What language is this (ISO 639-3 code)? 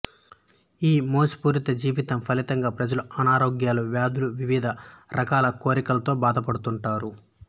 tel